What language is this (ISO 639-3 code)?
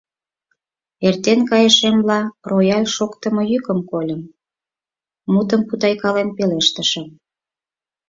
chm